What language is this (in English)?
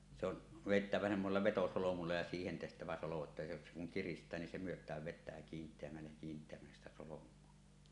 Finnish